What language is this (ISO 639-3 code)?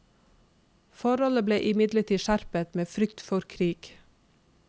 nor